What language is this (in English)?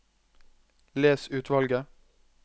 Norwegian